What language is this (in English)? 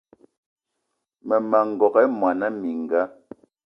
Eton (Cameroon)